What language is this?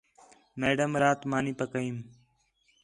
Khetrani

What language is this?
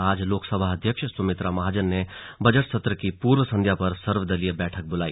Hindi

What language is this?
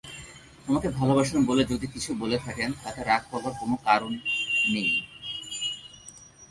Bangla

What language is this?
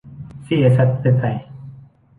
Thai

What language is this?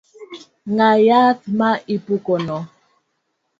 Luo (Kenya and Tanzania)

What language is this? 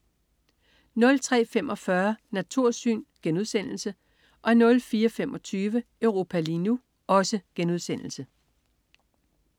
Danish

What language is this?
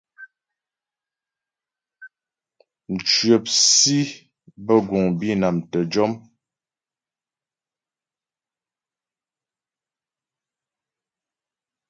Ghomala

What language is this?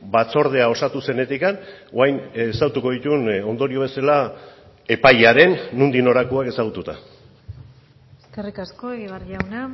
Basque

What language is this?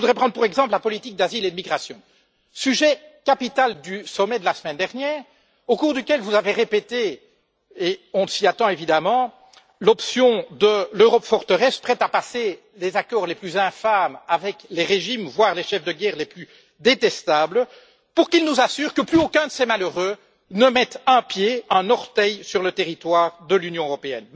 French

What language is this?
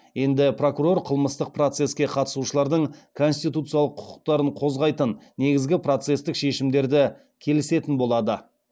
Kazakh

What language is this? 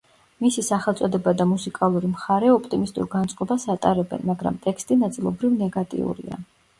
Georgian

